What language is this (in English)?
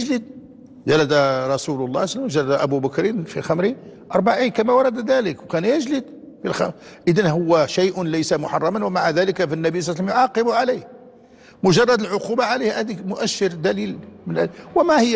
Arabic